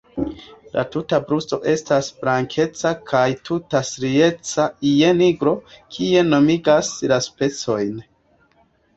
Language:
Esperanto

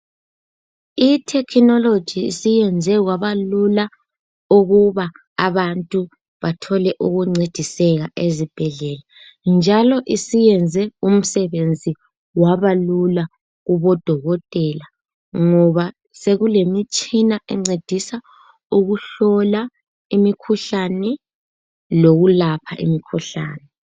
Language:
North Ndebele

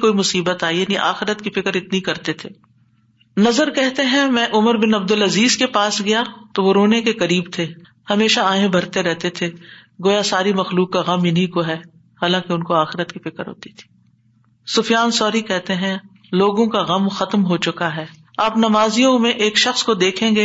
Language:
Urdu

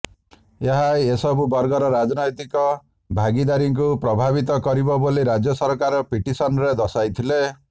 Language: Odia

